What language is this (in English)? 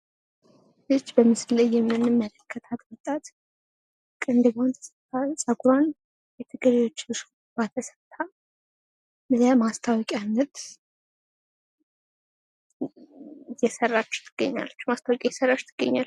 Amharic